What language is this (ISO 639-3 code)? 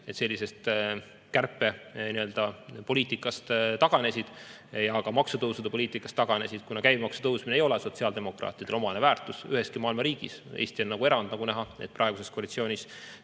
est